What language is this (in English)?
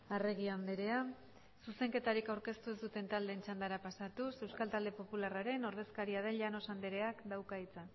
Basque